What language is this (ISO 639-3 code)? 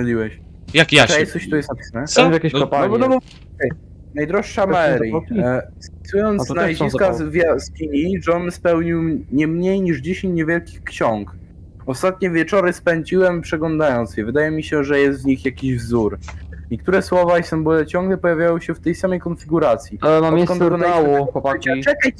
pol